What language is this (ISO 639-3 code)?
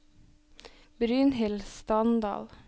nor